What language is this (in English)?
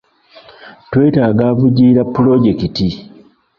Ganda